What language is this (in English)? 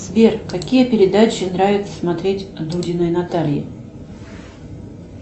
Russian